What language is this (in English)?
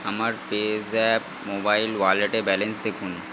Bangla